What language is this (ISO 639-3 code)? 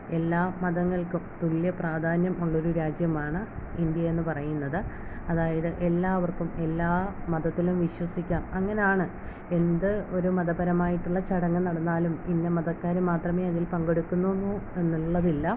mal